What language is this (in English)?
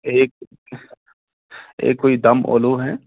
Urdu